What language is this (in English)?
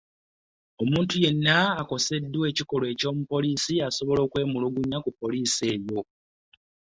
Ganda